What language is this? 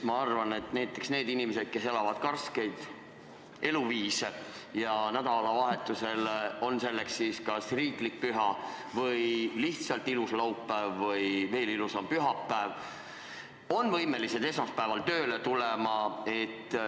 Estonian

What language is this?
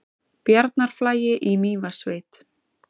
Icelandic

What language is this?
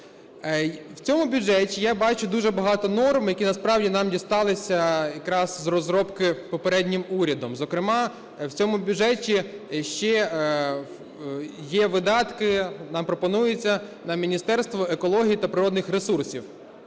Ukrainian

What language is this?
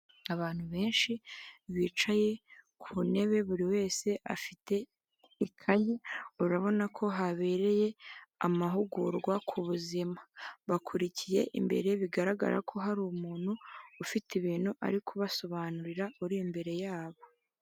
Kinyarwanda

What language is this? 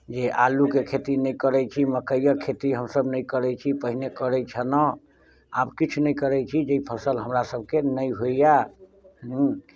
Maithili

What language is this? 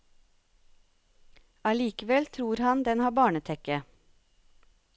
Norwegian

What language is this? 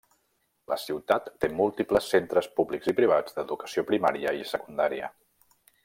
Catalan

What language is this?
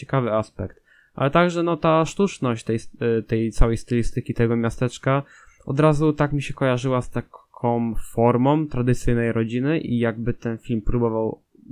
Polish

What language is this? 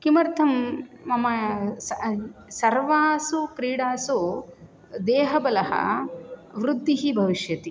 Sanskrit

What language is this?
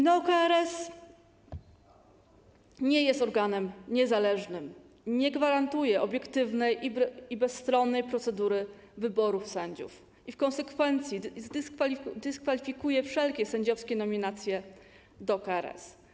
Polish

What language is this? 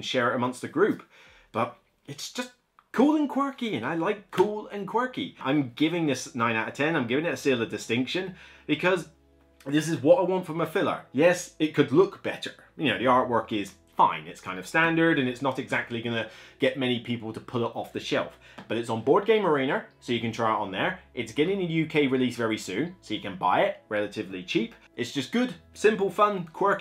English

